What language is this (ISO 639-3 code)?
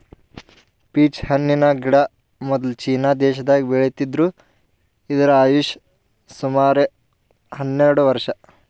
kan